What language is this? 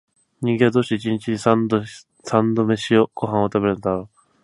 Japanese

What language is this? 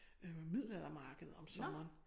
Danish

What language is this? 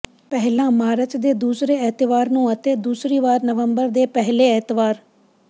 Punjabi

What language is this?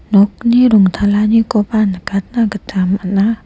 Garo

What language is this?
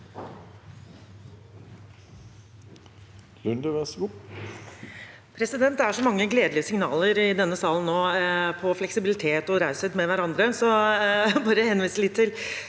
Norwegian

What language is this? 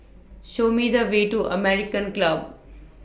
English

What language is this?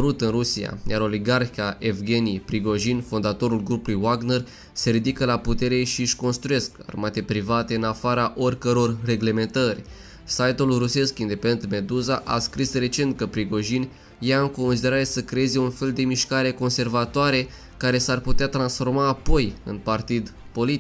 Romanian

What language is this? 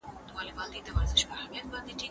Pashto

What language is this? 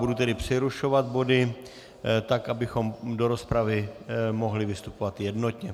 Czech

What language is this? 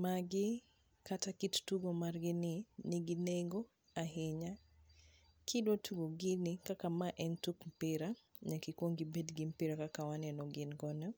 Luo (Kenya and Tanzania)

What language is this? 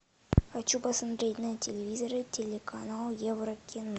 Russian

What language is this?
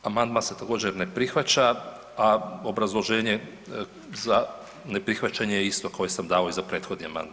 Croatian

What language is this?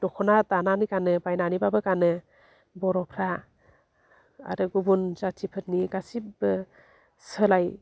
Bodo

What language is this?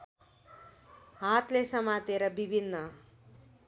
Nepali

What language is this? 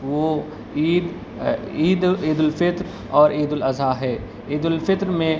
Urdu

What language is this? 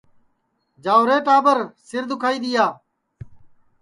Sansi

